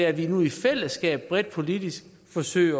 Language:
Danish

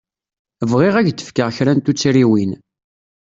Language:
Kabyle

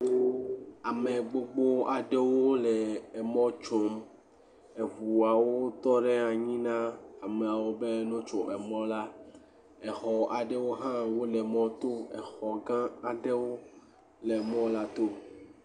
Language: Ewe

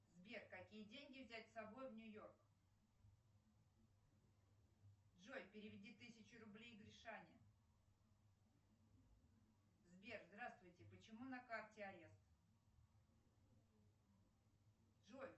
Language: Russian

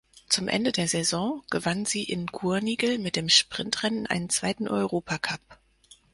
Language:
German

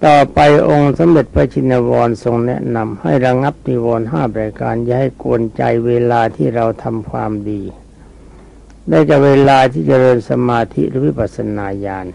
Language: Thai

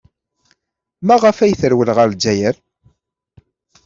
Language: Kabyle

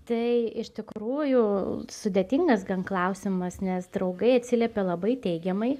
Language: Lithuanian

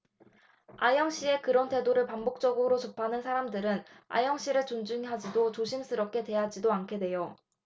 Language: Korean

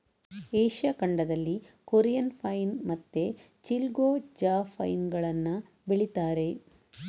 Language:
Kannada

